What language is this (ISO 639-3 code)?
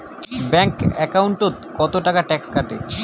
ben